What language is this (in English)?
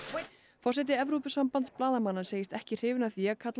Icelandic